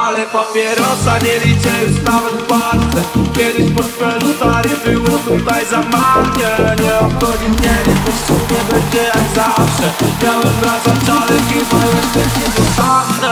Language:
Polish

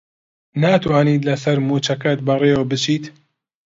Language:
Central Kurdish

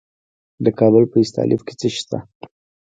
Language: Pashto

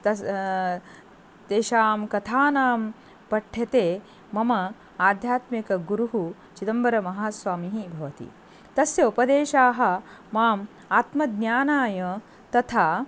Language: Sanskrit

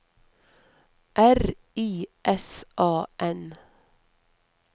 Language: Norwegian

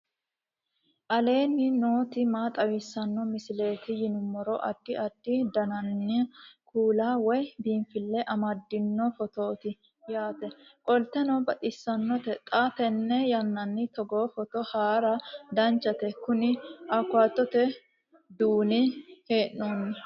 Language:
Sidamo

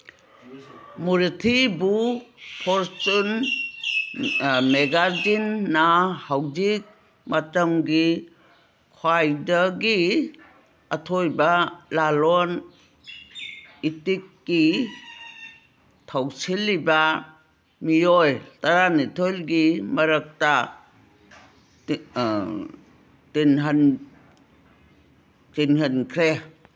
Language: Manipuri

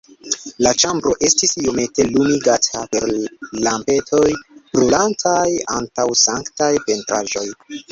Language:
Esperanto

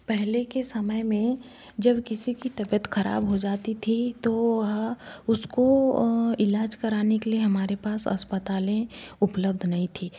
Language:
Hindi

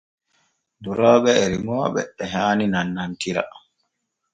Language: Borgu Fulfulde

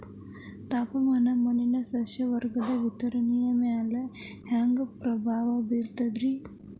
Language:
Kannada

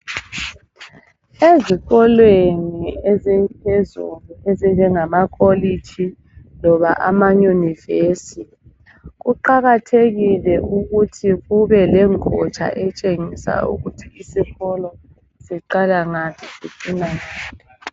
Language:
North Ndebele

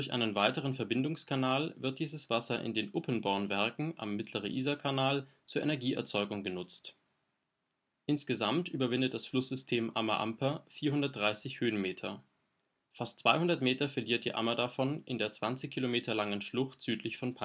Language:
German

